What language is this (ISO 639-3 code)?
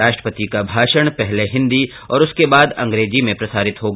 hin